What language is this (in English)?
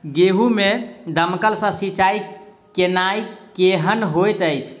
Maithili